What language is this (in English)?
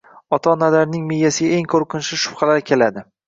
Uzbek